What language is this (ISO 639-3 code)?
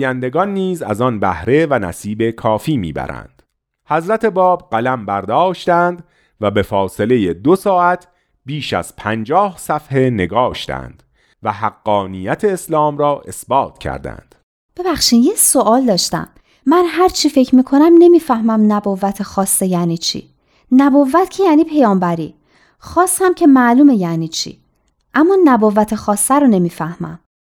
fas